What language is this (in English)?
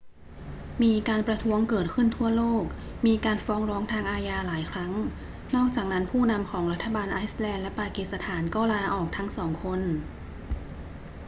Thai